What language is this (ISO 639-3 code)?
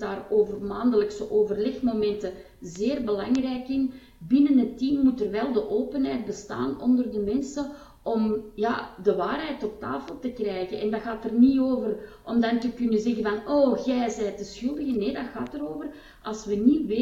nld